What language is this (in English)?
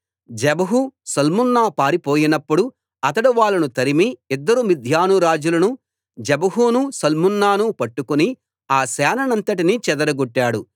Telugu